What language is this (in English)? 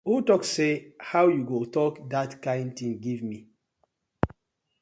Nigerian Pidgin